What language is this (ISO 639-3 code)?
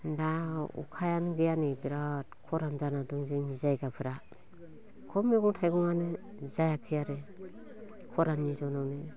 brx